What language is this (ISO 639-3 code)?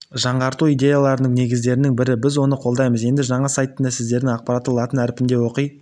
kaz